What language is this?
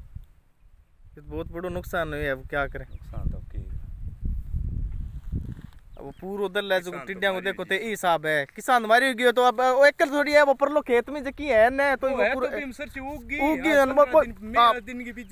Romanian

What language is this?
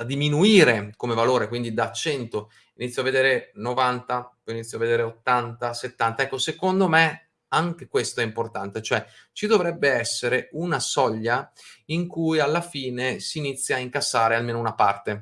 Italian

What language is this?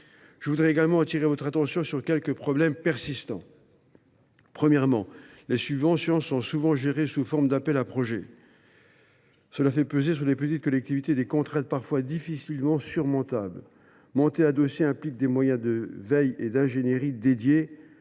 French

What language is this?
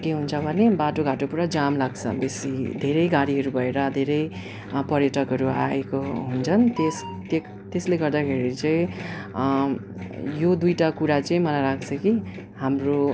Nepali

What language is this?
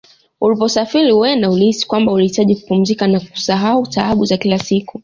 Swahili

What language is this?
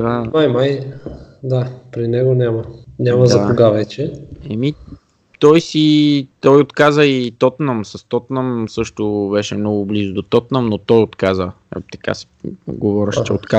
Bulgarian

